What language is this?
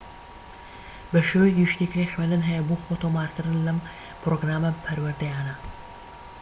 Central Kurdish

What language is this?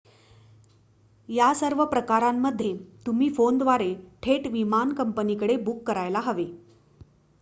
Marathi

